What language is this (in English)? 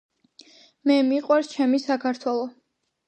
Georgian